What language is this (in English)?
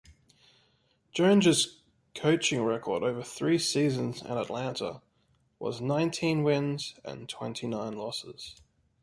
English